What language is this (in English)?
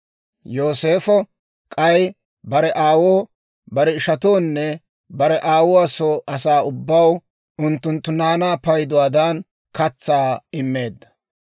Dawro